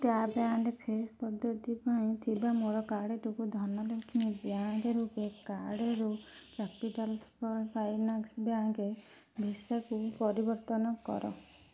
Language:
Odia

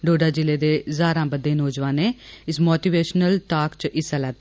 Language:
Dogri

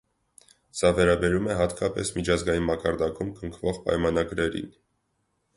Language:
Armenian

